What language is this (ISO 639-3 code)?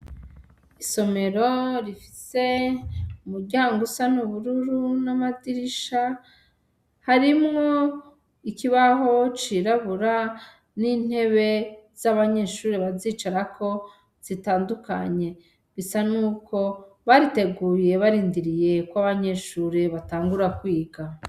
run